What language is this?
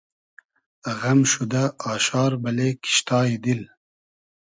Hazaragi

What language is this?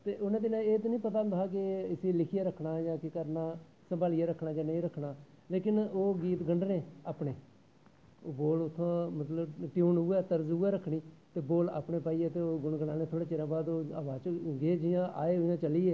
Dogri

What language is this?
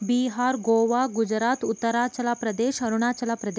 Kannada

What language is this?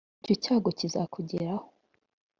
Kinyarwanda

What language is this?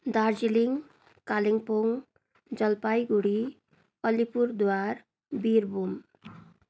Nepali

